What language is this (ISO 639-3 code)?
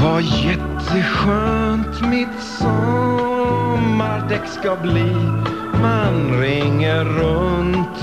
swe